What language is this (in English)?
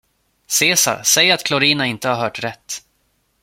Swedish